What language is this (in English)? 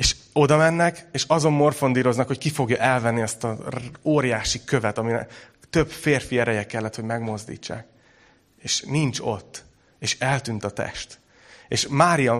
Hungarian